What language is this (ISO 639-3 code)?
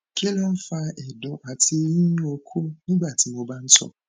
yor